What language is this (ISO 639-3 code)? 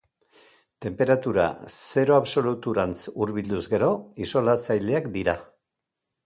eus